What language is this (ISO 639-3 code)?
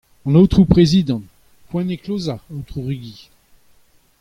bre